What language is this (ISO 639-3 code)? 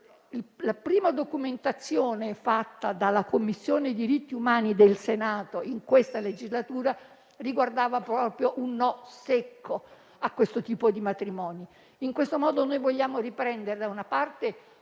ita